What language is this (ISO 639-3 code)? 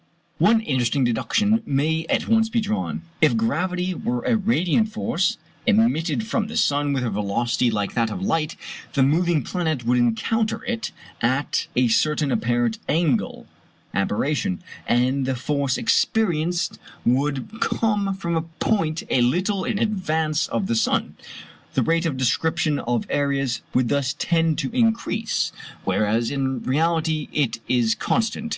eng